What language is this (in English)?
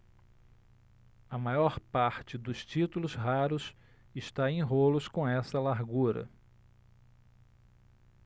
Portuguese